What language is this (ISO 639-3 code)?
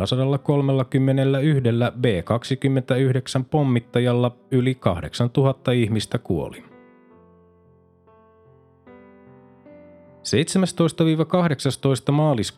fin